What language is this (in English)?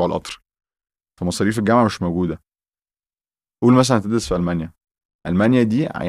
Arabic